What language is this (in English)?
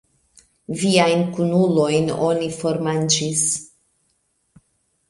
Esperanto